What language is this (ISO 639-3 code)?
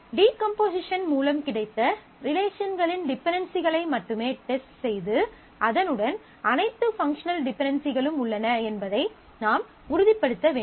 tam